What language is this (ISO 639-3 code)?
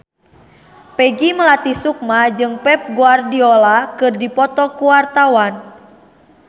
sun